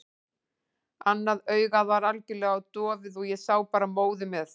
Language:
Icelandic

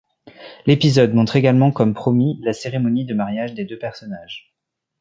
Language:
French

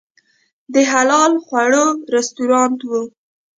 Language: Pashto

